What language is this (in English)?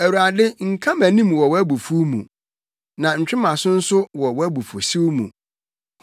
Akan